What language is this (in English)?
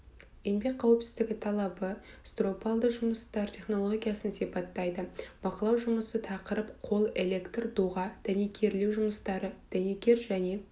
Kazakh